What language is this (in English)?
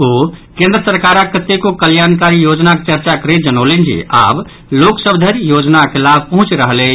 Maithili